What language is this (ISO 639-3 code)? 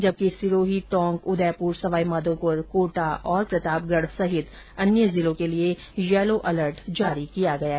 hin